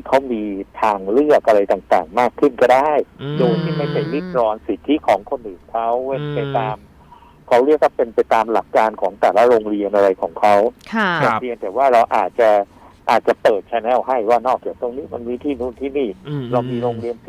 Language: Thai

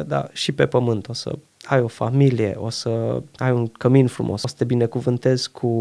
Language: Romanian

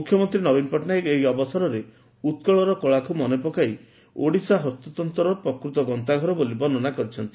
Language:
Odia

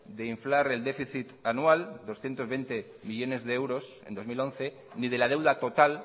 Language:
Spanish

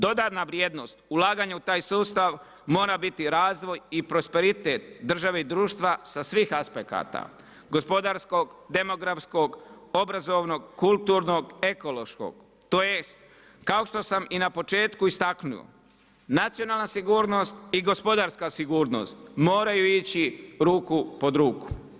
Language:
Croatian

